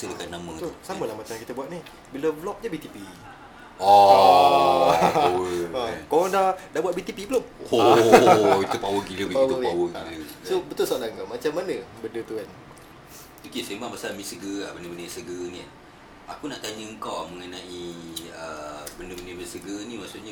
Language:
Malay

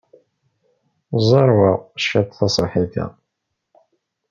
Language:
Kabyle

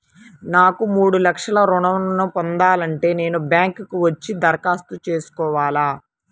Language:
Telugu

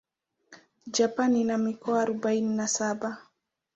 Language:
Swahili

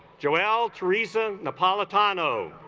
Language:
English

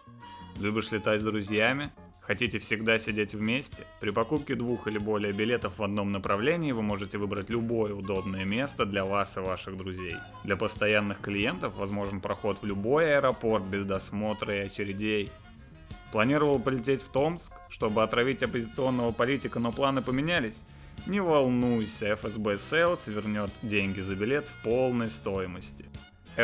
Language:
Russian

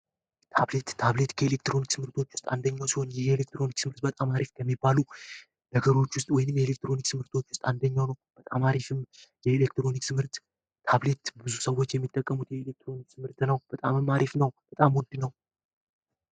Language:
Amharic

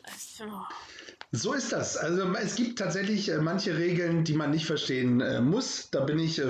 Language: German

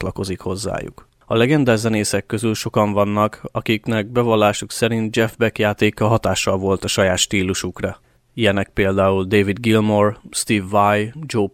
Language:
Hungarian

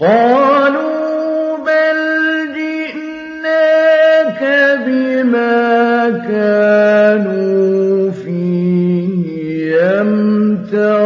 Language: Arabic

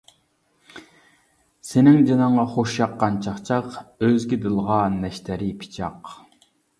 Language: Uyghur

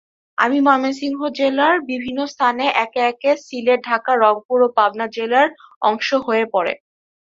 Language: Bangla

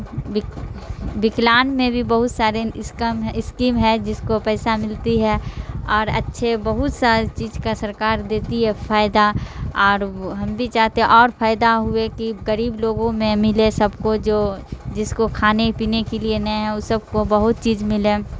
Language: Urdu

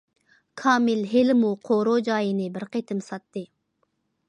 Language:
Uyghur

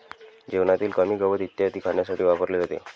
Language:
Marathi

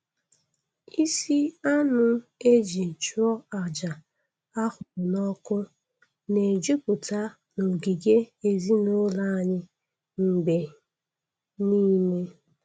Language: Igbo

